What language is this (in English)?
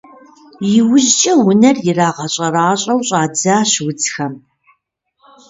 Kabardian